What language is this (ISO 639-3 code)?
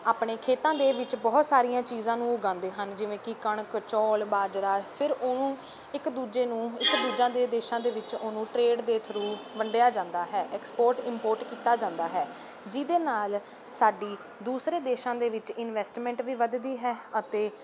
pan